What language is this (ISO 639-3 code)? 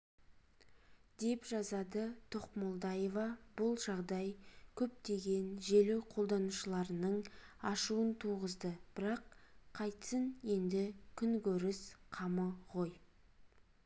kaz